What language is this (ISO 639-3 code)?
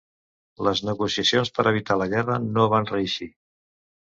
cat